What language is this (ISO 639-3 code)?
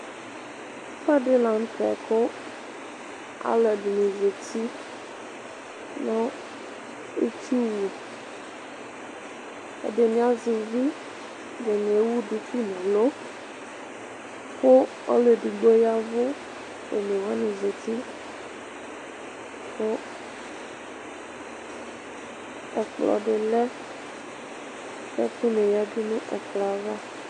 kpo